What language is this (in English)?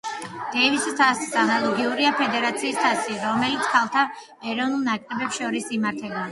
Georgian